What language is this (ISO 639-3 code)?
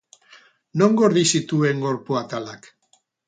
eus